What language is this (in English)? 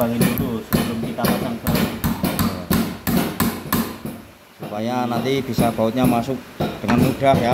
Indonesian